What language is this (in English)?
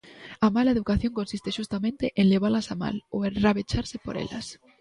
Galician